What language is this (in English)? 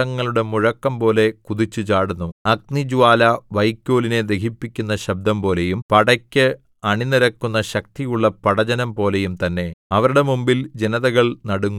Malayalam